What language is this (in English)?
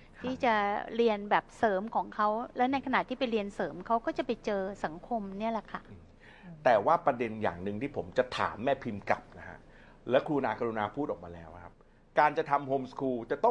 Thai